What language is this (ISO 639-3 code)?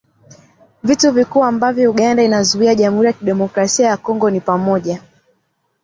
swa